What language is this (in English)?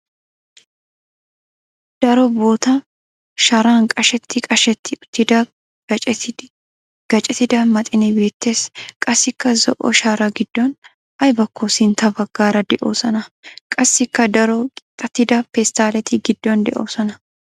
Wolaytta